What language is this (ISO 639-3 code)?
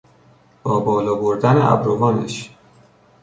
fas